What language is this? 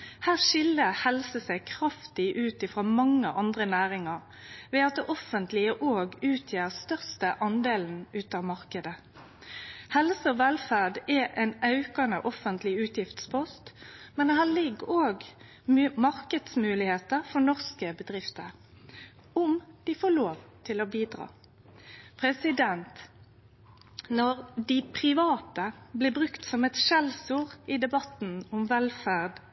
Norwegian Nynorsk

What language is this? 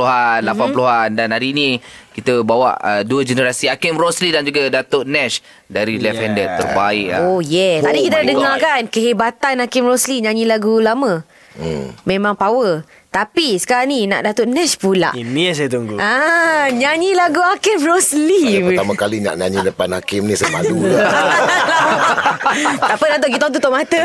Malay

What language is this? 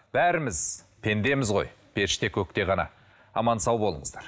Kazakh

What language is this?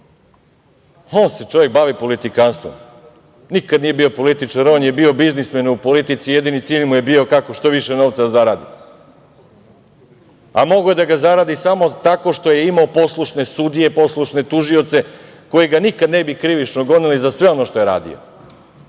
Serbian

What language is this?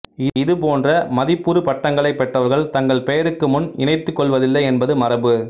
Tamil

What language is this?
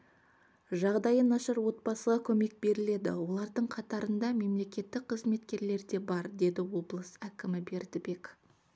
Kazakh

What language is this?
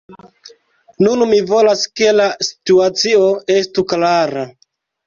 Esperanto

